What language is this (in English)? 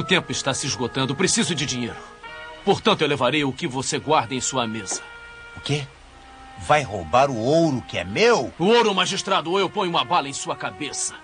Portuguese